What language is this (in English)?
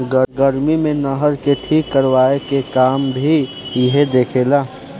Bhojpuri